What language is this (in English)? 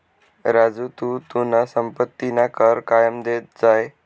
Marathi